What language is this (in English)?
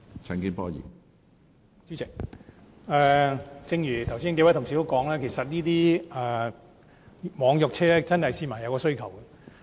Cantonese